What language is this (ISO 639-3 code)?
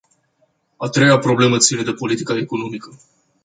ron